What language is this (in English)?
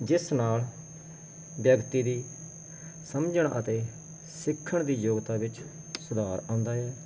Punjabi